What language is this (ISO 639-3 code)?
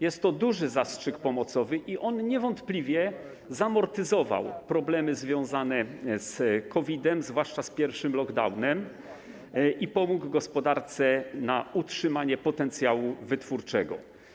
pol